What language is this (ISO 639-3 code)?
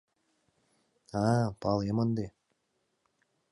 chm